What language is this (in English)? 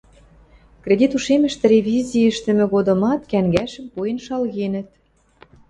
Western Mari